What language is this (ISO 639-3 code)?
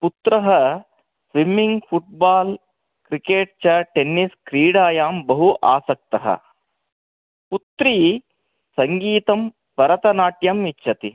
san